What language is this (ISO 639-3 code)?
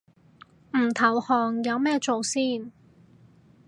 yue